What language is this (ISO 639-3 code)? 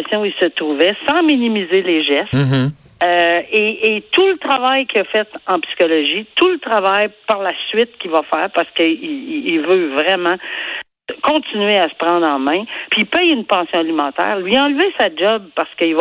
fra